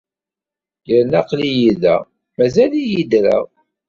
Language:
Kabyle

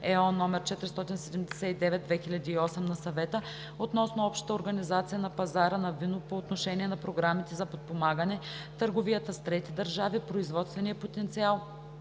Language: Bulgarian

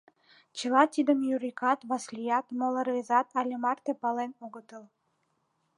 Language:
Mari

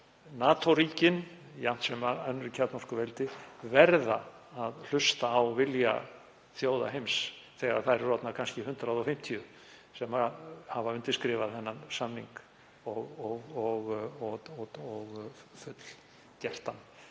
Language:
Icelandic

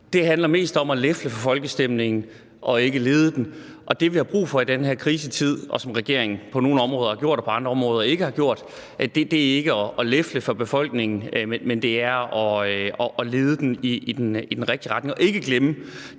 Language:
Danish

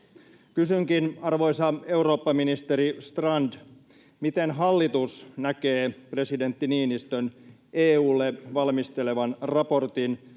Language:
Finnish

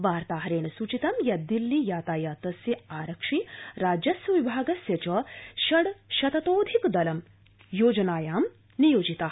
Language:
Sanskrit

